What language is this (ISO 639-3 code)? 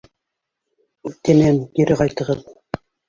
bak